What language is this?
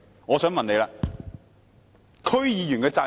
Cantonese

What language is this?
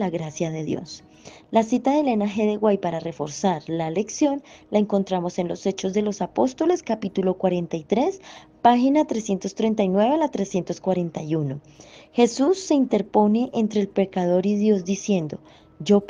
Spanish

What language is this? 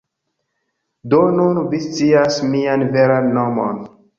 Esperanto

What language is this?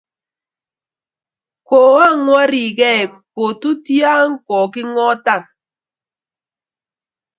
Kalenjin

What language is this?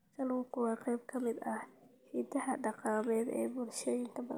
Somali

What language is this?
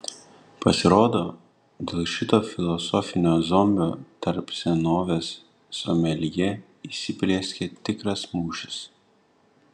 Lithuanian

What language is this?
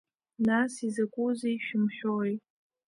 Abkhazian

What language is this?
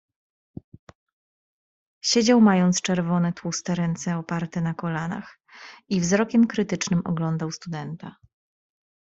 Polish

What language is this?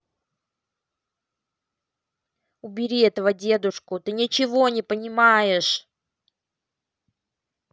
Russian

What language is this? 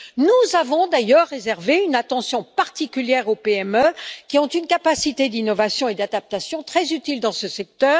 French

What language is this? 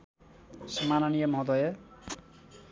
Nepali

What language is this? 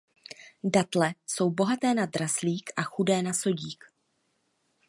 Czech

